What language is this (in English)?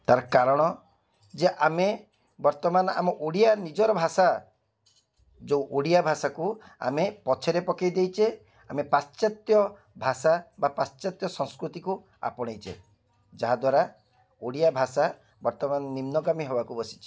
Odia